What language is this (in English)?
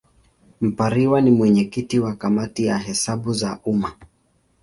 Swahili